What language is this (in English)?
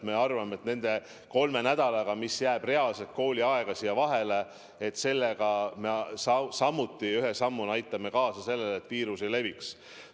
Estonian